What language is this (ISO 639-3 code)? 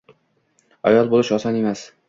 uzb